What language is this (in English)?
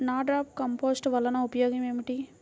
Telugu